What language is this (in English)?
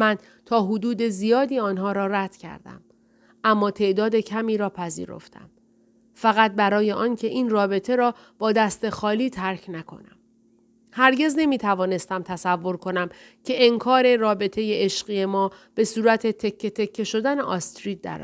Persian